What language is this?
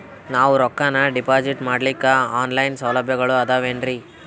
Kannada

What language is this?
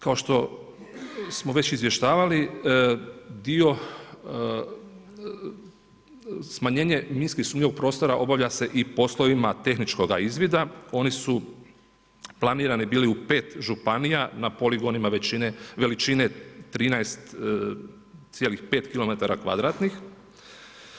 Croatian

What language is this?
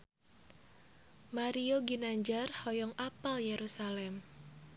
Sundanese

